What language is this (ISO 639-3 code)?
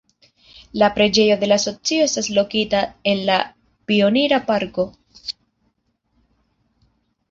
epo